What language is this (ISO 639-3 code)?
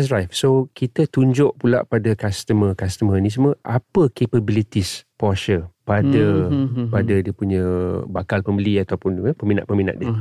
msa